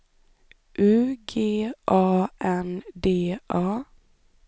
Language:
Swedish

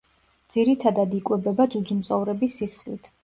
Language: Georgian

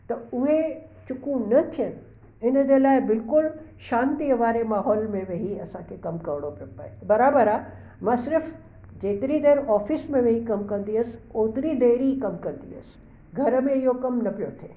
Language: Sindhi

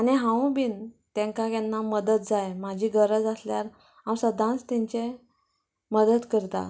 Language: Konkani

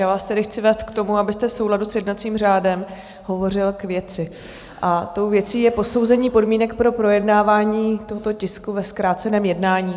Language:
Czech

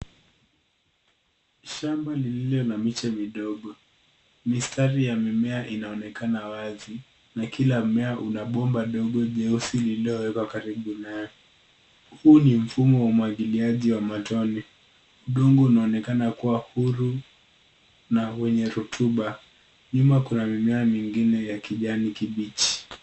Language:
Swahili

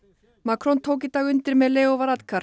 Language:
Icelandic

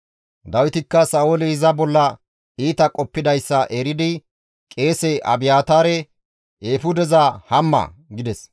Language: Gamo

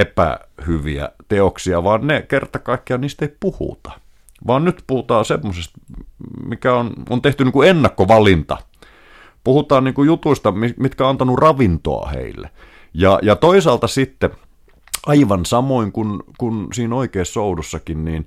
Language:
Finnish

